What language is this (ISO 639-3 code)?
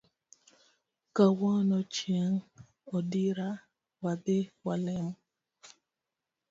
luo